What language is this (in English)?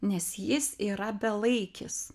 Lithuanian